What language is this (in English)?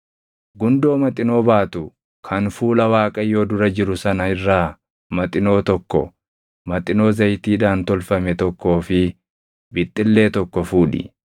Oromo